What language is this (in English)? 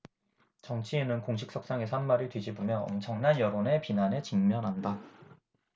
Korean